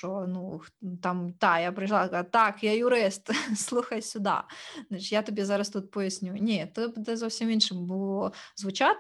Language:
Ukrainian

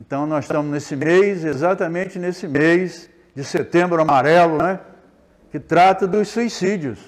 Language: Portuguese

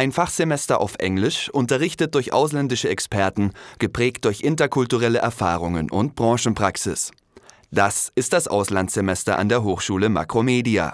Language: German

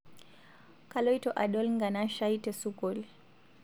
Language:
Masai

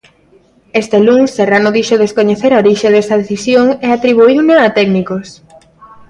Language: Galician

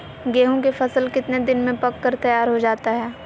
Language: Magahi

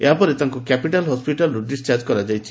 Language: Odia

